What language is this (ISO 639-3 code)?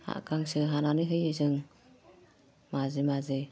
brx